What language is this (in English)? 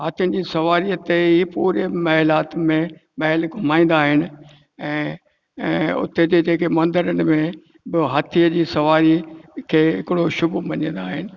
Sindhi